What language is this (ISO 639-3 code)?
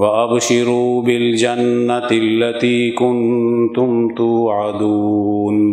urd